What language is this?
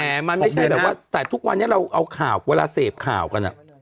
Thai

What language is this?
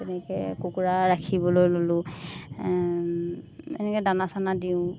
Assamese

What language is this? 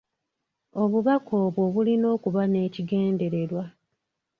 Ganda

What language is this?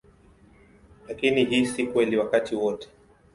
Swahili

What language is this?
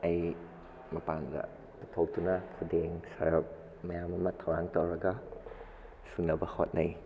Manipuri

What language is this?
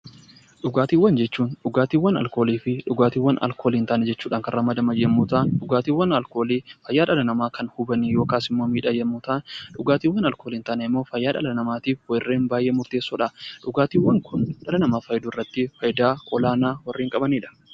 Oromo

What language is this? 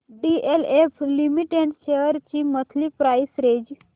Marathi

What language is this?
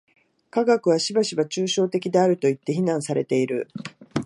Japanese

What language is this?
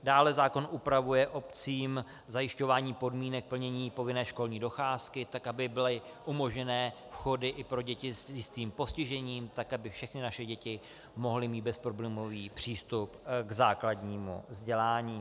Czech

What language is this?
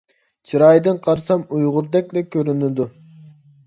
Uyghur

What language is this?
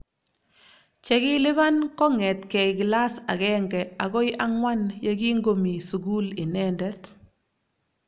Kalenjin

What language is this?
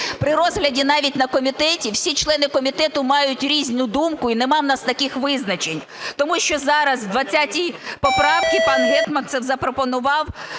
Ukrainian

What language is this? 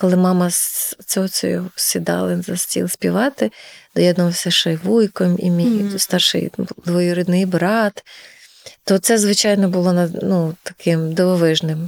Ukrainian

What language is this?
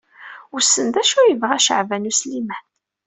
Kabyle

